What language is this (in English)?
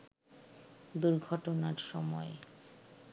Bangla